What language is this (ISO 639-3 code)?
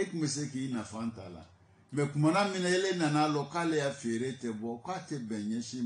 fra